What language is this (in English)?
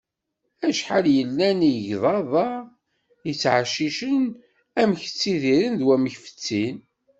Kabyle